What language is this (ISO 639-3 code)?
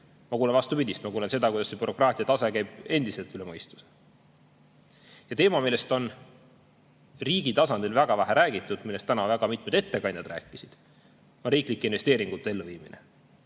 est